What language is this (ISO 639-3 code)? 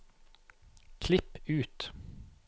nor